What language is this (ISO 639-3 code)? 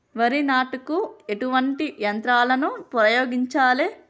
tel